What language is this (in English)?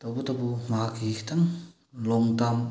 Manipuri